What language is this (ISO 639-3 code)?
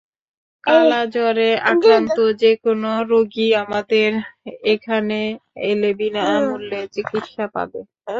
ben